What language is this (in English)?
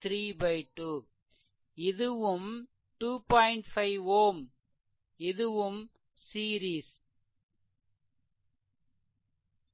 Tamil